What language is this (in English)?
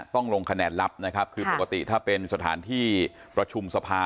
Thai